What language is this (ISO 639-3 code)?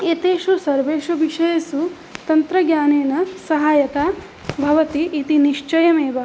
san